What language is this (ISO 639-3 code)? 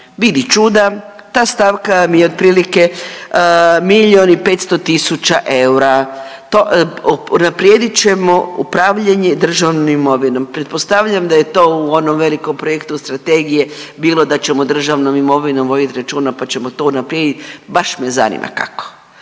hrv